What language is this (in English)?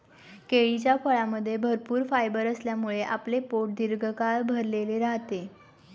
Marathi